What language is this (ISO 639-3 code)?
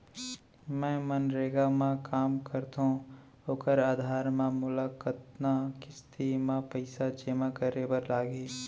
hne